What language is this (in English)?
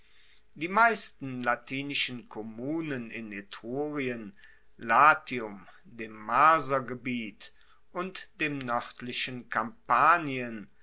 German